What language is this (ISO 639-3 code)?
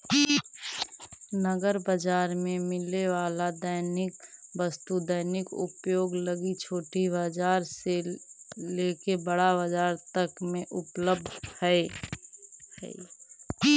mag